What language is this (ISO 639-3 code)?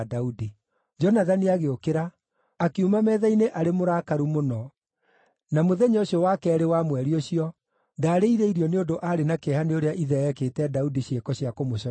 kik